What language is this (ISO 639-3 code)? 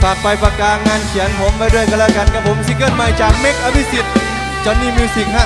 tha